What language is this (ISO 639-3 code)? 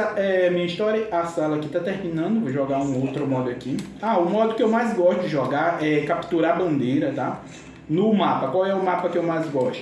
por